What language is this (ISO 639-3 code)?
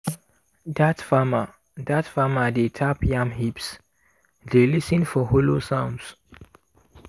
pcm